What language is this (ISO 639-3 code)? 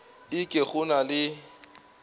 nso